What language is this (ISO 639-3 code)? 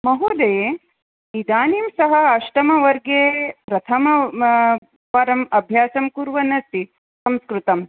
san